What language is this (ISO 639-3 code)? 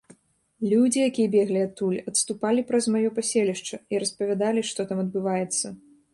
bel